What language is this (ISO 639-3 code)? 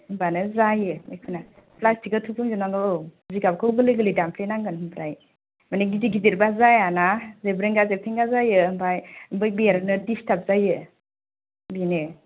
brx